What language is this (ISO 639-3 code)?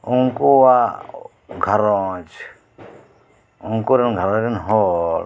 sat